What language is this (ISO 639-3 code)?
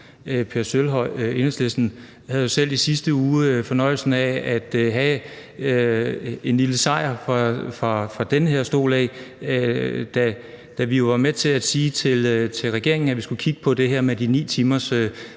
dan